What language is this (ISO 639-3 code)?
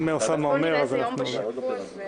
heb